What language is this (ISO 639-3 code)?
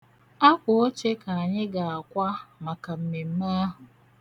ibo